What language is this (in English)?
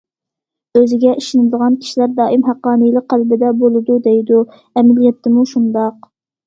Uyghur